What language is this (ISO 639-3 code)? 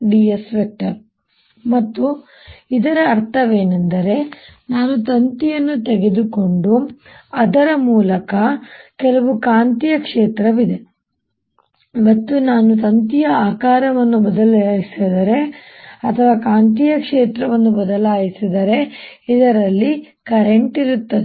kan